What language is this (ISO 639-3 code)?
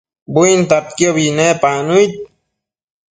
mcf